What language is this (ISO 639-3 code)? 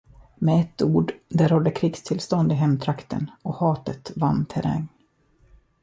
swe